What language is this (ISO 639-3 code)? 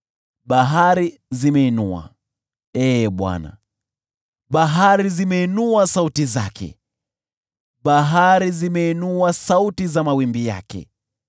swa